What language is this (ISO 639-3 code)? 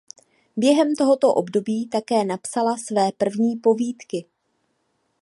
ces